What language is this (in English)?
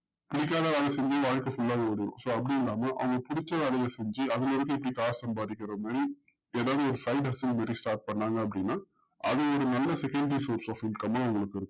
Tamil